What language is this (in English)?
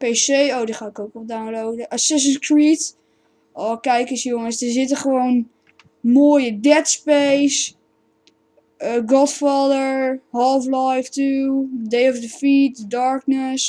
Dutch